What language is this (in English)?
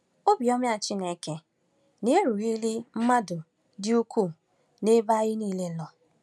Igbo